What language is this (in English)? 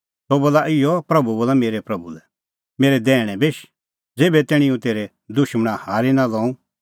Kullu Pahari